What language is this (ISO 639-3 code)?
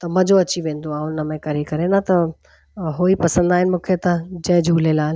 snd